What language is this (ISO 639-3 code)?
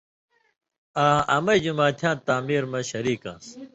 mvy